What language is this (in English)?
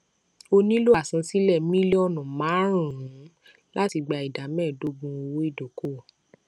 Yoruba